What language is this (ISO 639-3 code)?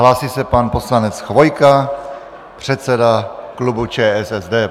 ces